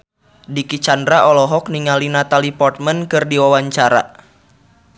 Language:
Sundanese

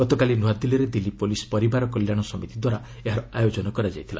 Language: Odia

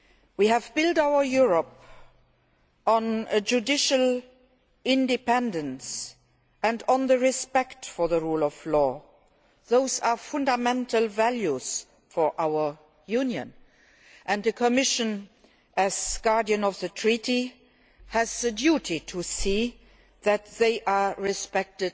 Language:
English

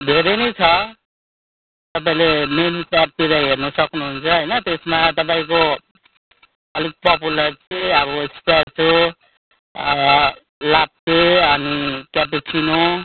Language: Nepali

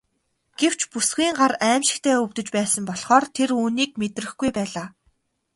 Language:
Mongolian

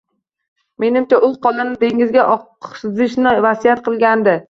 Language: Uzbek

